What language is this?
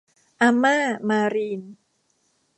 Thai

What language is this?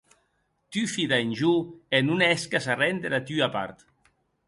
Occitan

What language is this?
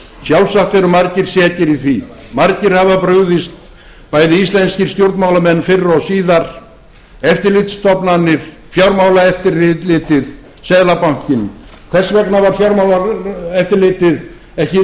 Icelandic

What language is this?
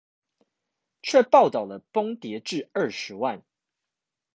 Chinese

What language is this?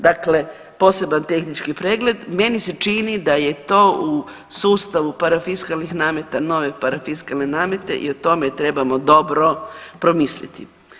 Croatian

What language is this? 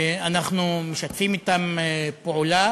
Hebrew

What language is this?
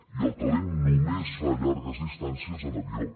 Catalan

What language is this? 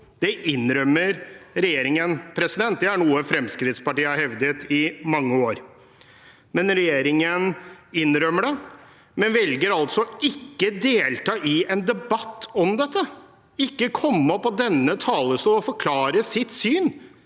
Norwegian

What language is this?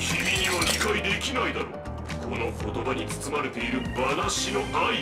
Japanese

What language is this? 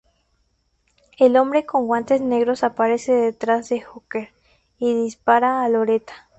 Spanish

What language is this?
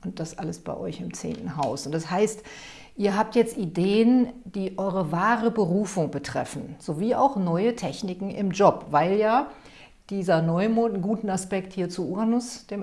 German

